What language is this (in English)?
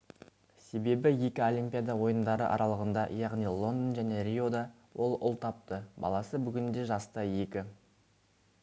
Kazakh